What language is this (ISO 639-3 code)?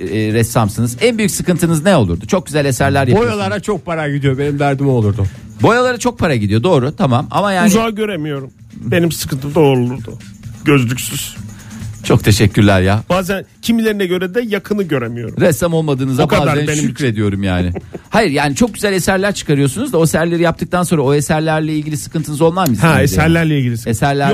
tur